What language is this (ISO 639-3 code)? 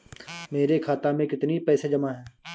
hin